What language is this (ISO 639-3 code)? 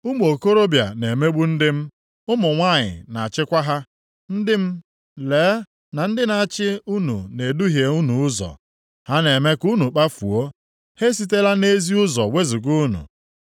ibo